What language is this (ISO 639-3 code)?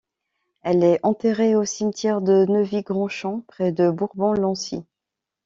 fra